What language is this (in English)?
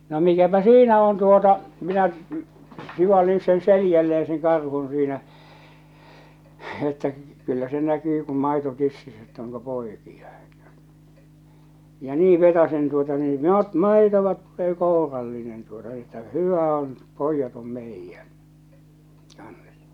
Finnish